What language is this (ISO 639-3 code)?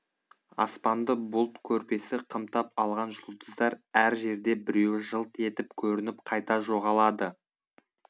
kaz